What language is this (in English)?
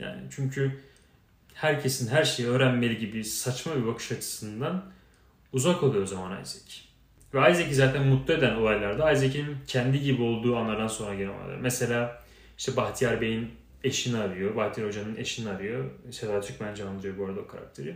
Turkish